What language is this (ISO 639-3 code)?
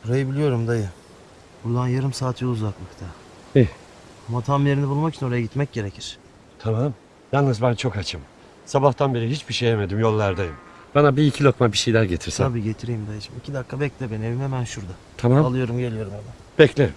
tur